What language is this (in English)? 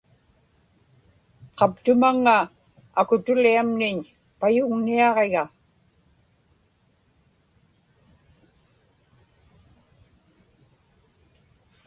Inupiaq